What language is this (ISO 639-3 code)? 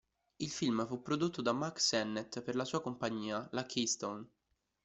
ita